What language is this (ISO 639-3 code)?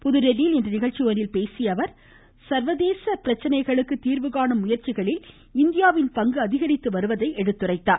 tam